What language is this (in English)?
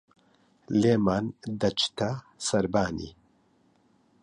Central Kurdish